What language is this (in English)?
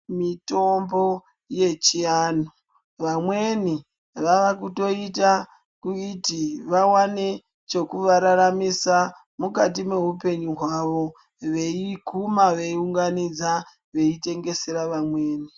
Ndau